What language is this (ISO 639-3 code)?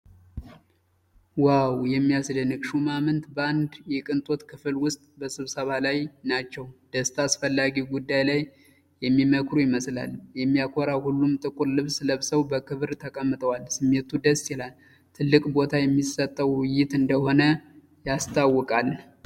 amh